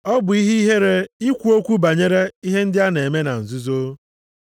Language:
Igbo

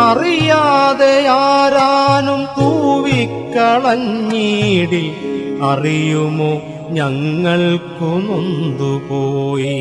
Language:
Malayalam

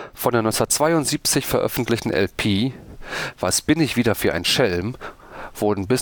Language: German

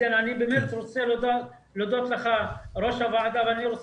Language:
Hebrew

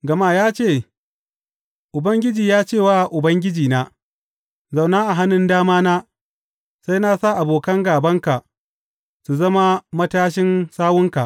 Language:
Hausa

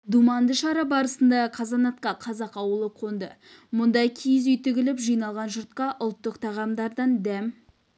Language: Kazakh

